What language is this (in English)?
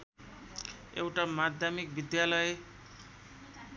Nepali